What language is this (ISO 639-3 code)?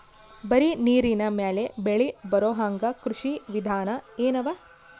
kan